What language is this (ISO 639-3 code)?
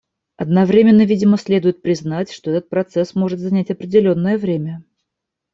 rus